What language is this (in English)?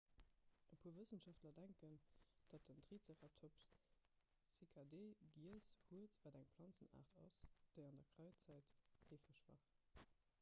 Luxembourgish